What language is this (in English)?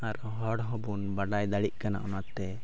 Santali